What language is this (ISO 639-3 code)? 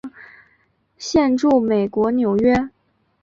zho